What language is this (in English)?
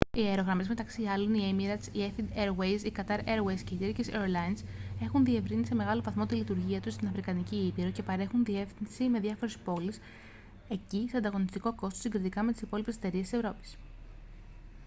Greek